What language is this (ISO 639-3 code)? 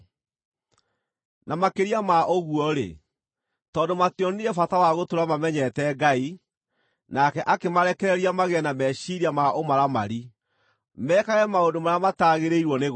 kik